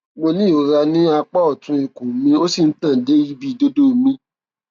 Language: Yoruba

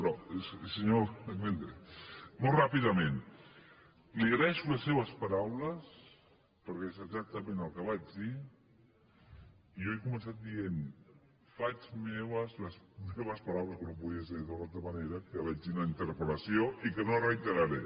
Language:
Catalan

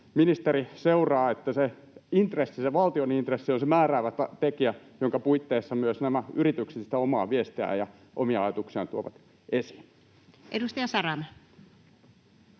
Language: Finnish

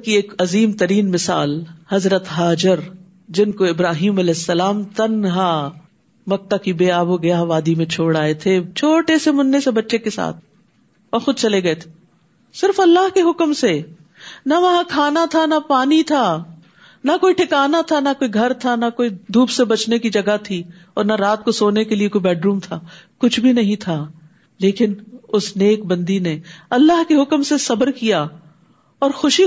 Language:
Urdu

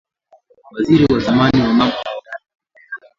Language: Swahili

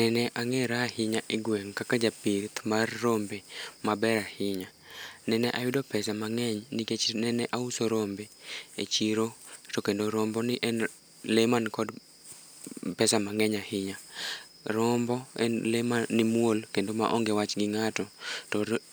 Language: Luo (Kenya and Tanzania)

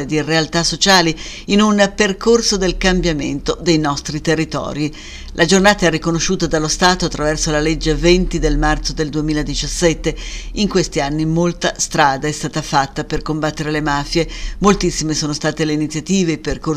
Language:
Italian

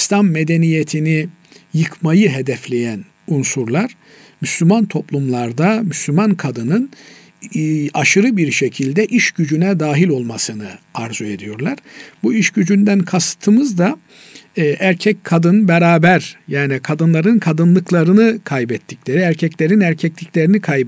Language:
Turkish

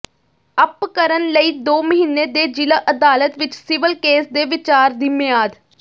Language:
Punjabi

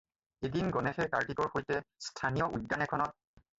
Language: Assamese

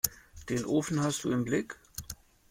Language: German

